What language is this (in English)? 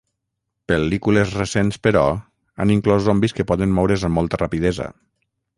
Catalan